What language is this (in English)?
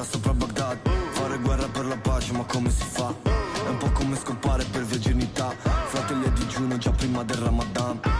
Italian